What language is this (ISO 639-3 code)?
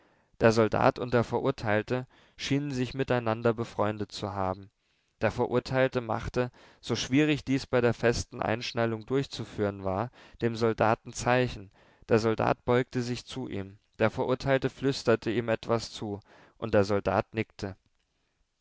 deu